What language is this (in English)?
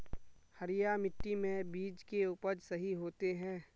Magahi